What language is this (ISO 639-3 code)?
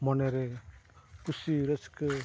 sat